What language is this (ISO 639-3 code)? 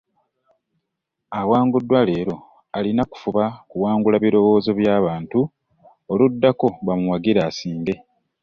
lug